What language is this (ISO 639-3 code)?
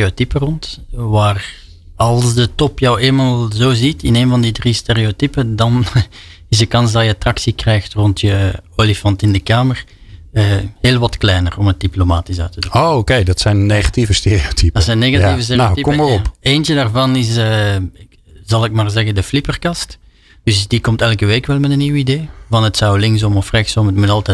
nld